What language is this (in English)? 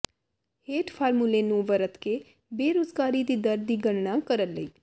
Punjabi